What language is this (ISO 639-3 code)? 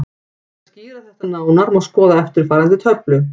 isl